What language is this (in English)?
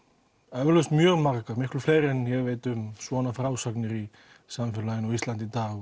Icelandic